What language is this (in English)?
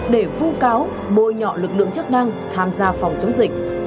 Vietnamese